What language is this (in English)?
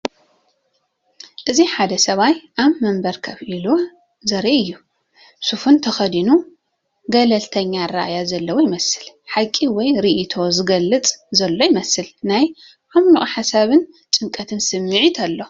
Tigrinya